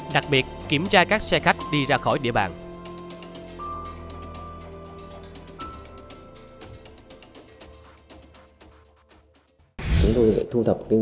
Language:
Vietnamese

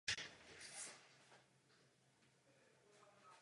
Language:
Czech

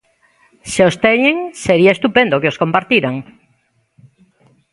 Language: Galician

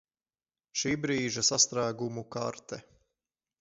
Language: Latvian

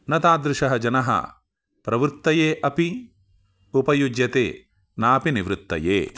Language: Sanskrit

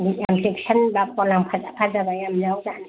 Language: Manipuri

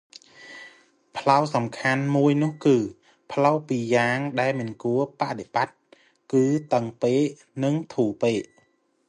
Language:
Khmer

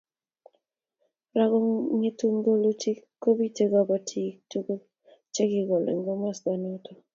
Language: Kalenjin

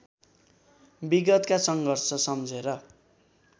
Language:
Nepali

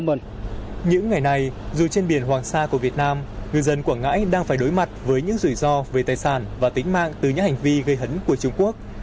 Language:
Vietnamese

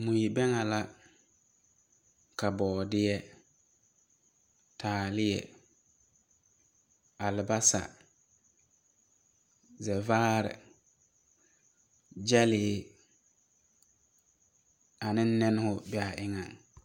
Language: Southern Dagaare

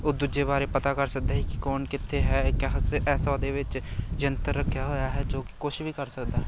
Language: Punjabi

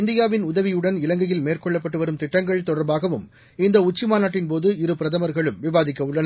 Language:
Tamil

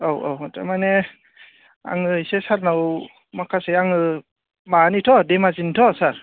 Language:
Bodo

